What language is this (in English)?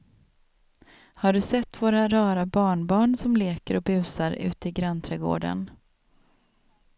Swedish